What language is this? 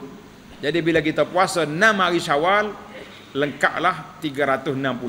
Malay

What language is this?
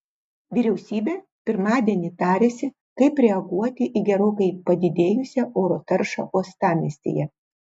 Lithuanian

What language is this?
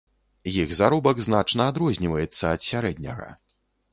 Belarusian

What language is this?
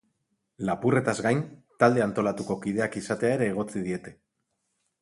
Basque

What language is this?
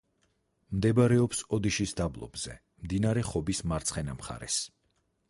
Georgian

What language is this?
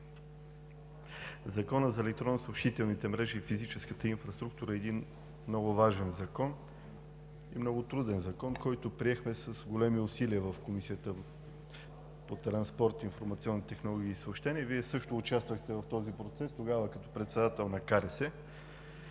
Bulgarian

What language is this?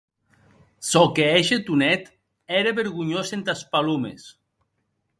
Occitan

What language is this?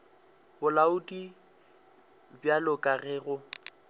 Northern Sotho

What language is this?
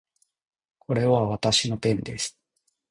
Japanese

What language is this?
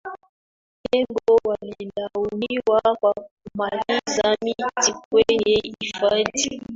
Swahili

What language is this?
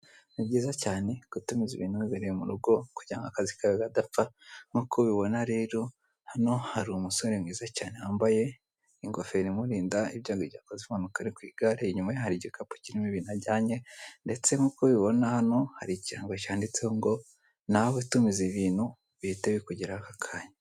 Kinyarwanda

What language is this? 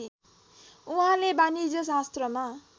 Nepali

